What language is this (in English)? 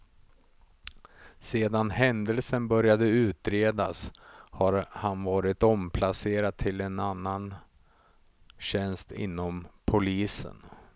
Swedish